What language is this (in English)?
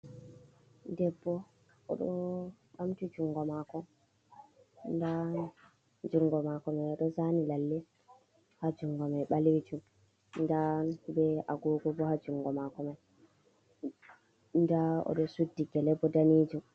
Fula